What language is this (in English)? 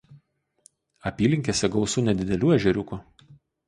Lithuanian